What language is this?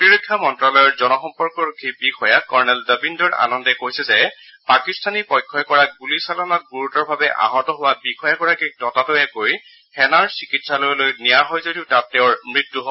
Assamese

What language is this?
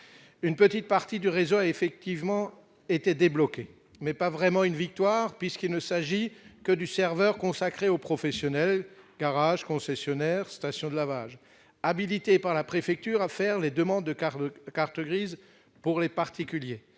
French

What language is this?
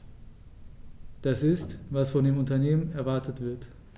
German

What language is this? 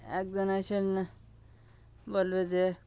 Bangla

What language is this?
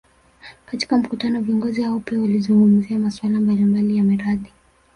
Swahili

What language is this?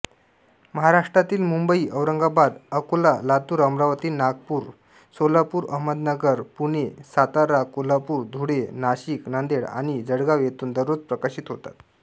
Marathi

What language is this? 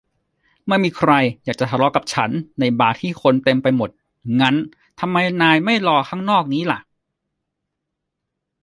Thai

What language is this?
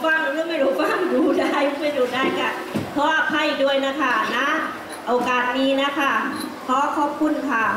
Thai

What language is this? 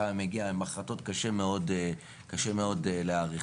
Hebrew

